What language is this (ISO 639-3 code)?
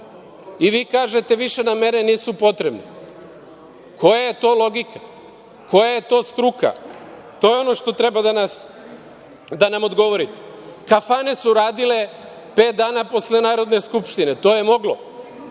srp